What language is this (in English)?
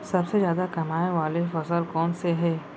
Chhattisgarhi